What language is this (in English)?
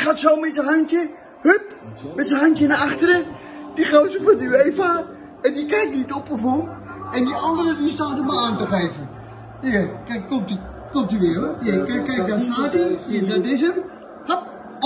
Dutch